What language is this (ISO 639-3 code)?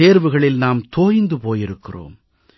tam